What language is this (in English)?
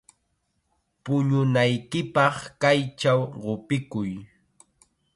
Chiquián Ancash Quechua